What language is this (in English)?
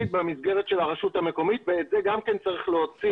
Hebrew